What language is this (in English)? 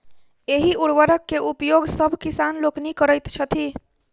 Maithili